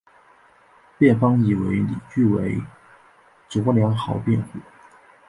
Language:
Chinese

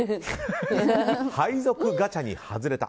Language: Japanese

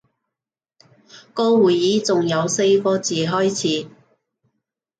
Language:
Cantonese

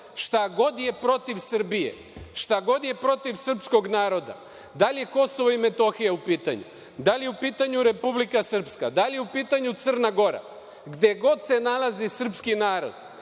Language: Serbian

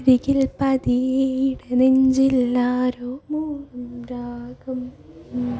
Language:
Malayalam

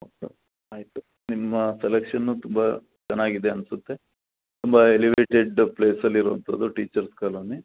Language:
Kannada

